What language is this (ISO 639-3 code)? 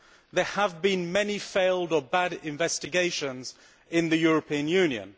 eng